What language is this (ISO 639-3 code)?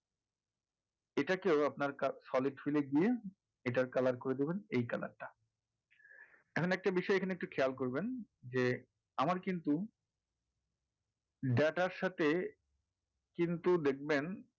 ben